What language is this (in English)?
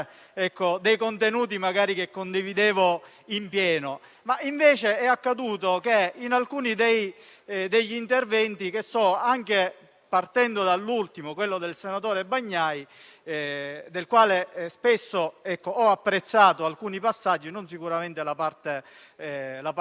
Italian